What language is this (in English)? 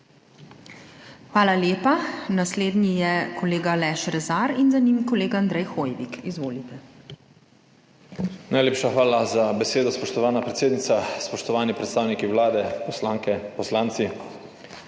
Slovenian